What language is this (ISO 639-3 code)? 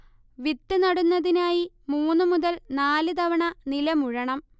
mal